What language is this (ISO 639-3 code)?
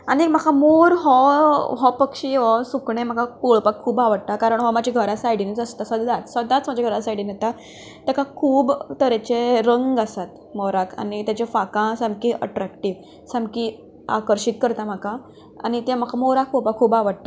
kok